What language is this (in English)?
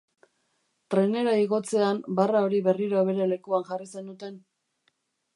Basque